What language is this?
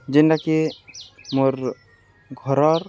Odia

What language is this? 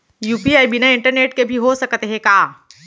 Chhattisgarhi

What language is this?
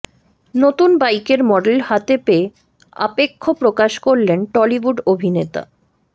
Bangla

